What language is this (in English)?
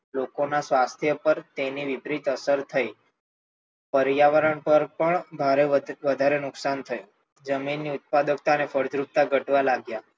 Gujarati